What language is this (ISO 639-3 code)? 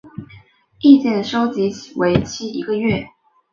zho